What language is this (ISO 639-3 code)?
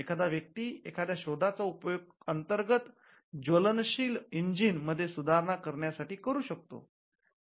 mar